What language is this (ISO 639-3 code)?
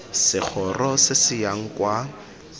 tsn